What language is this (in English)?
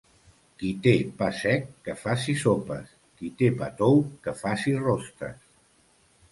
Catalan